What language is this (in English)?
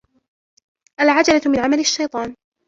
Arabic